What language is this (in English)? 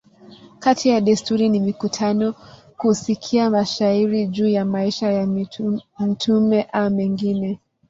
Swahili